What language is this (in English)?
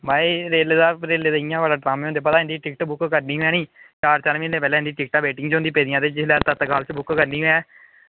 Dogri